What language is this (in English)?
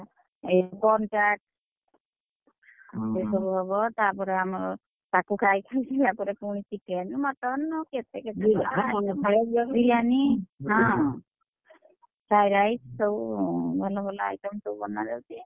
Odia